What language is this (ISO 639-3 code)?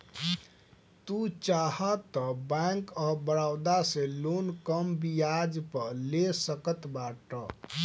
bho